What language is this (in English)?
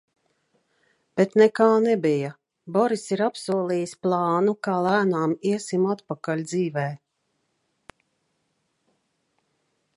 Latvian